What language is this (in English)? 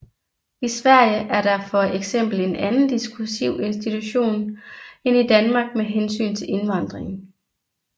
Danish